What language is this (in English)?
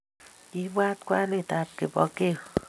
Kalenjin